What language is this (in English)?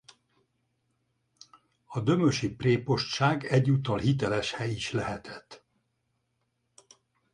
Hungarian